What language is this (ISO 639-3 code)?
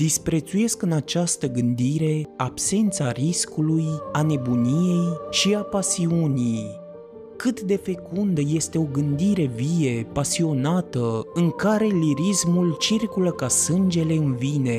ron